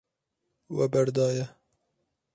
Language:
Kurdish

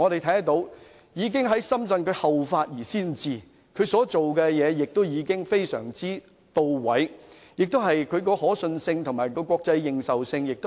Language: Cantonese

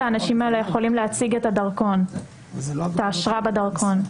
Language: Hebrew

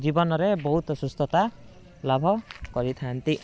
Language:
Odia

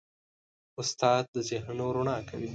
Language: Pashto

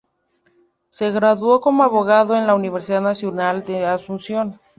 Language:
Spanish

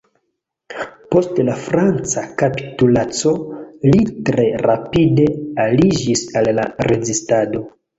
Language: Esperanto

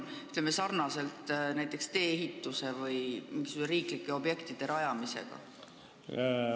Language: Estonian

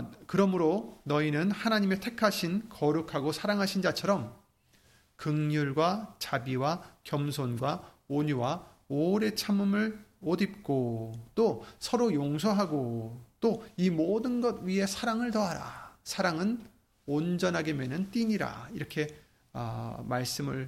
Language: Korean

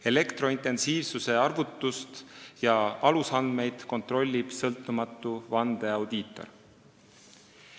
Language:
Estonian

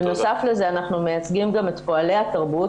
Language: Hebrew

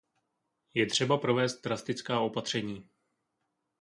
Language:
Czech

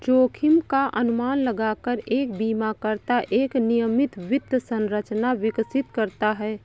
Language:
Hindi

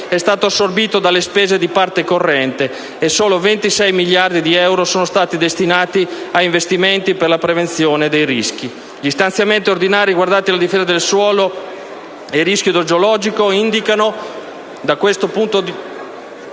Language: Italian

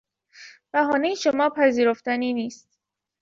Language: Persian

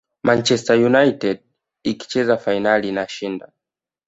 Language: Swahili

